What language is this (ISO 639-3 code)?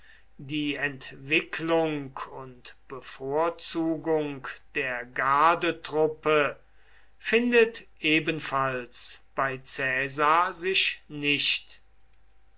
deu